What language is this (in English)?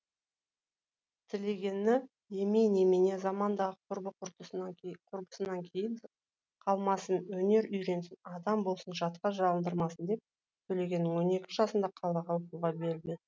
Kazakh